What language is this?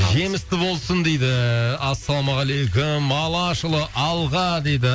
Kazakh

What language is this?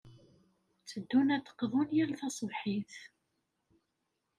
Kabyle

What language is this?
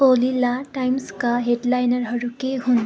Nepali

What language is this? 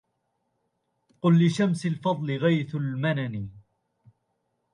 Arabic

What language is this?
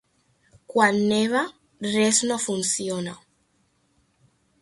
Catalan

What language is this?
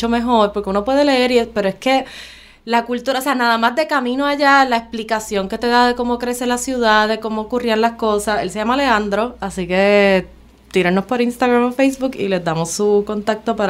Spanish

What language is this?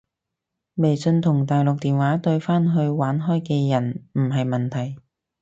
Cantonese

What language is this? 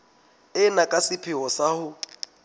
Southern Sotho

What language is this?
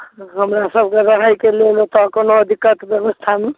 Maithili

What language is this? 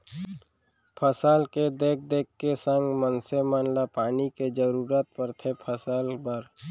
Chhattisgarhi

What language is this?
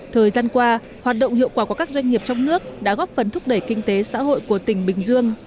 Vietnamese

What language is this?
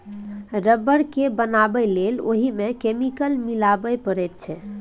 Maithili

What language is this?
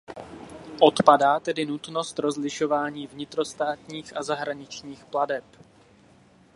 Czech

